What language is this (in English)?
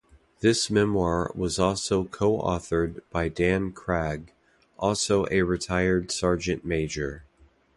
English